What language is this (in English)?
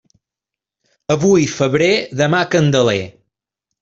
Catalan